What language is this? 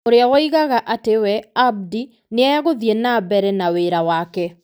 Kikuyu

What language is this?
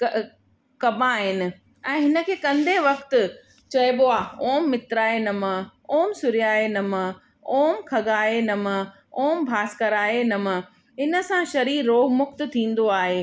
Sindhi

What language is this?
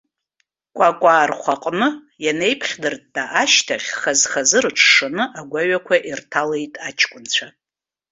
Abkhazian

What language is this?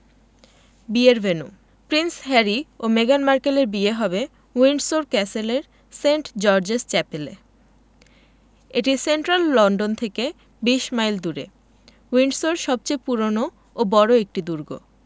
Bangla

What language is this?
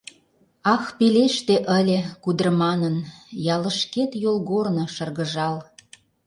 Mari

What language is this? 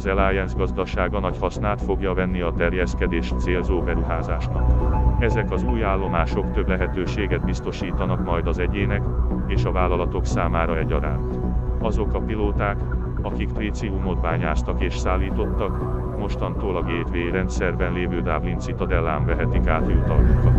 Hungarian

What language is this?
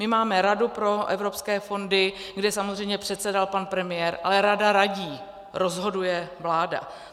Czech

